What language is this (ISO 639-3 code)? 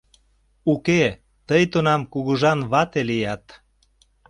chm